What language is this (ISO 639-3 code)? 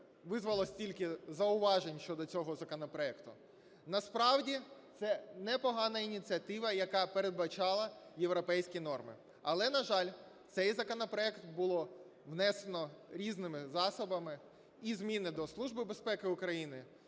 ukr